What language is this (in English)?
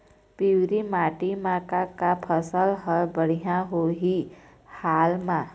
Chhattisgarhi